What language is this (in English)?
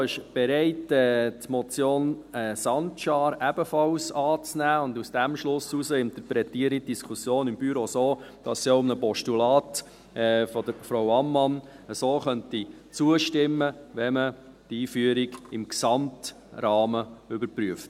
Swiss German